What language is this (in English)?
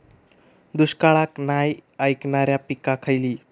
Marathi